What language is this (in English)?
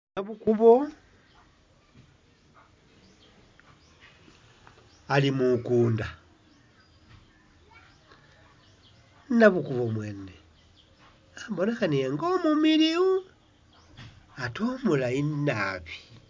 Masaaba